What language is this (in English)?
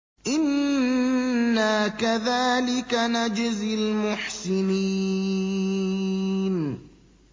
Arabic